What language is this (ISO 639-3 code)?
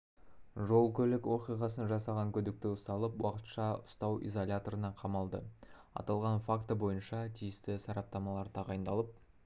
kaz